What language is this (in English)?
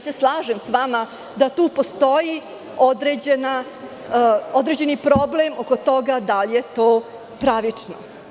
Serbian